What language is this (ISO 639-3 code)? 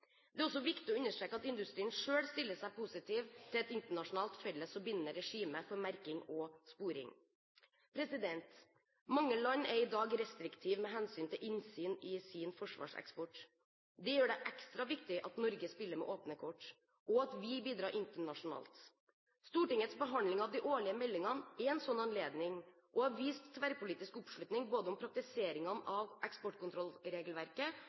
nob